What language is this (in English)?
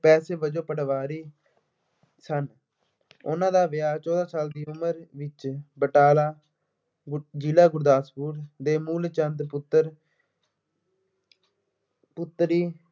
Punjabi